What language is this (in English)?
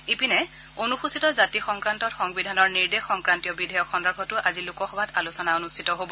Assamese